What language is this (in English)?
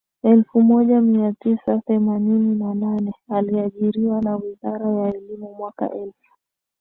Swahili